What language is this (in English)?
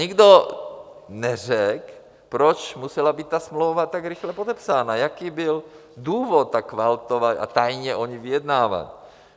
Czech